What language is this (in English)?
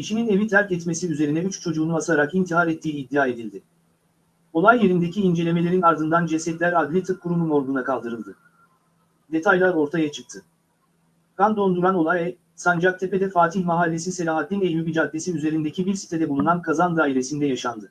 Turkish